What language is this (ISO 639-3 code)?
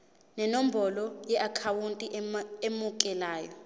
zul